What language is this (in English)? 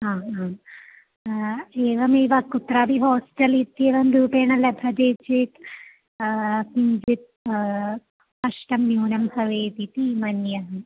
Sanskrit